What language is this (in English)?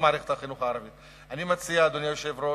Hebrew